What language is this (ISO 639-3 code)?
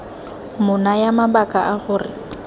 tsn